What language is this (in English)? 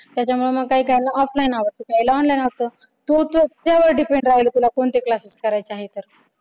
Marathi